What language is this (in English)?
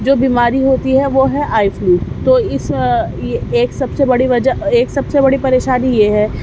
Urdu